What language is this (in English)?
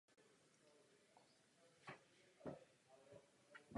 Czech